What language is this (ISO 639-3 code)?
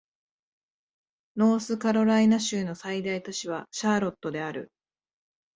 jpn